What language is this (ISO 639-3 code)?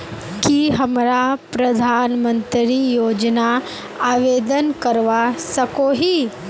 mag